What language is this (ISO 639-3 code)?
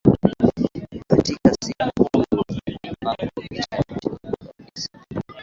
swa